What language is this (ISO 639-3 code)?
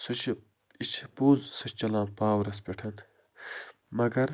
kas